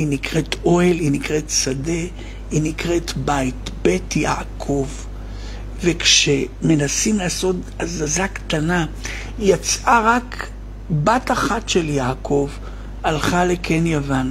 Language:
Hebrew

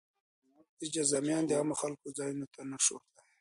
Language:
Pashto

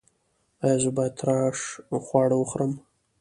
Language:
Pashto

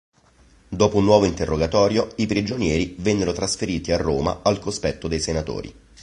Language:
Italian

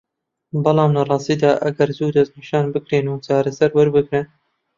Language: Central Kurdish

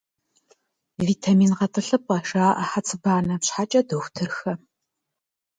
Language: Kabardian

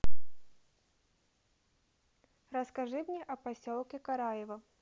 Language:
Russian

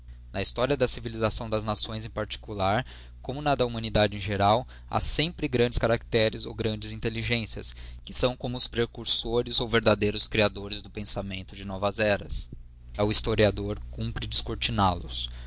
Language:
Portuguese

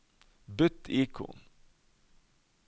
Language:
Norwegian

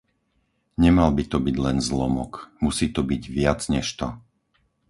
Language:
Slovak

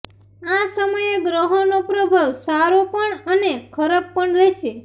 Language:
Gujarati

